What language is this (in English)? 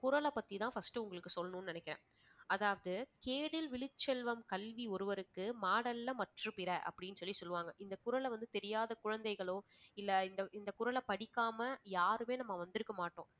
Tamil